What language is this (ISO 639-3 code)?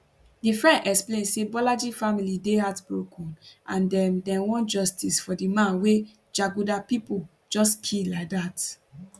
pcm